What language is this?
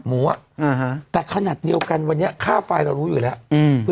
Thai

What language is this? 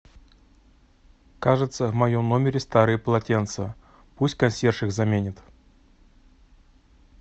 Russian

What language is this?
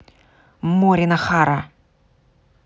Russian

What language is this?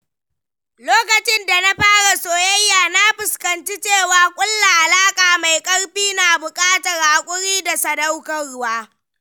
Hausa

